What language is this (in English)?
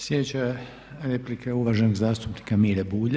Croatian